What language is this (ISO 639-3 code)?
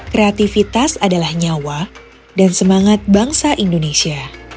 ind